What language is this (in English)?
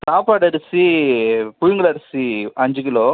Tamil